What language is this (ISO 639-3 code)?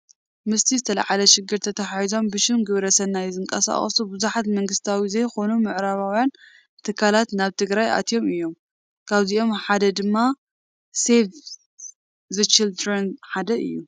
tir